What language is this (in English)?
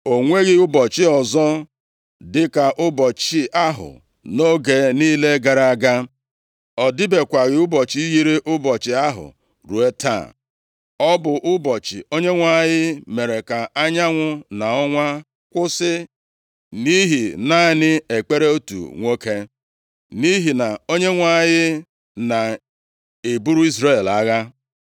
Igbo